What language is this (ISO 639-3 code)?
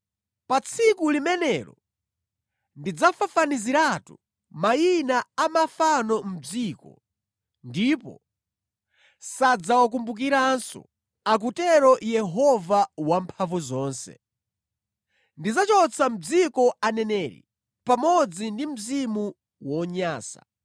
nya